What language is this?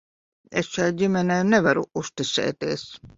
Latvian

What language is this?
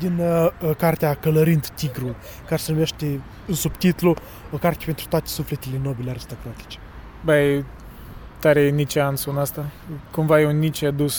Romanian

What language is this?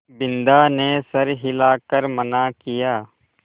Hindi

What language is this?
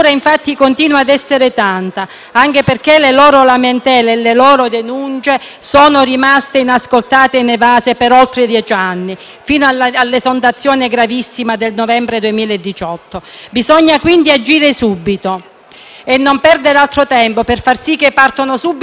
Italian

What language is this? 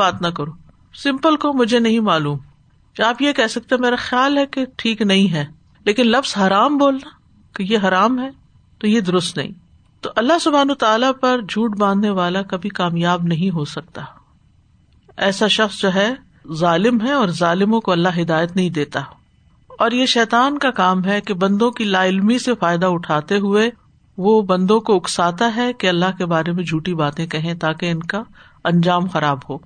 Urdu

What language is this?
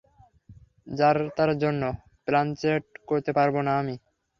Bangla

